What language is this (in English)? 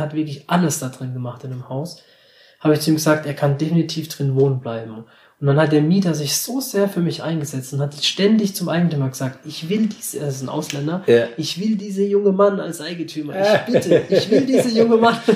German